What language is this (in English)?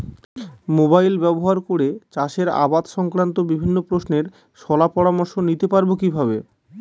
Bangla